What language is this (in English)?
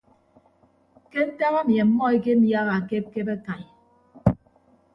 Ibibio